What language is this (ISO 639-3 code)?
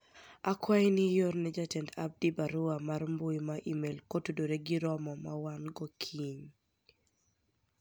luo